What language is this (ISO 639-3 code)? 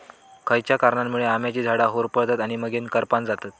mar